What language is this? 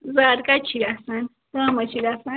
Kashmiri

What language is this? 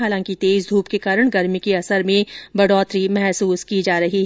Hindi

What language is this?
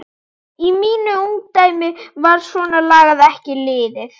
Icelandic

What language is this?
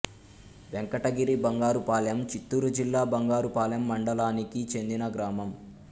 Telugu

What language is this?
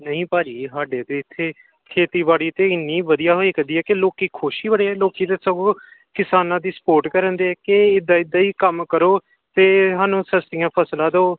Punjabi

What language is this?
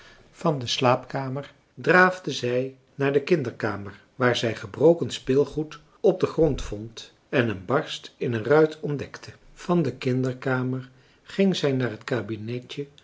Dutch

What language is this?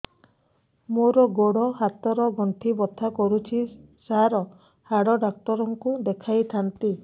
Odia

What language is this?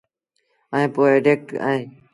Sindhi Bhil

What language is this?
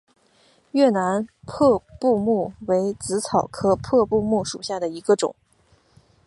Chinese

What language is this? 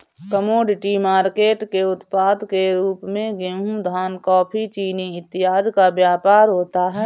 Hindi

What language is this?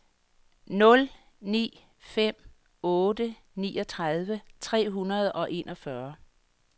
Danish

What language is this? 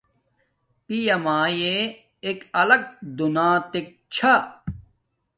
Domaaki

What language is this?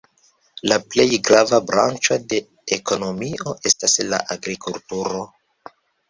Esperanto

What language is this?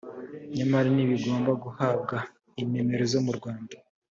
Kinyarwanda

